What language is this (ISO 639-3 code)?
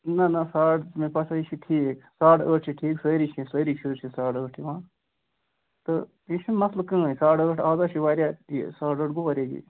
kas